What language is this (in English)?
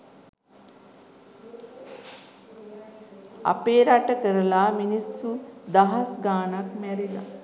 Sinhala